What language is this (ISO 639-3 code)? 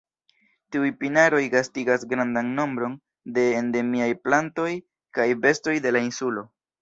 epo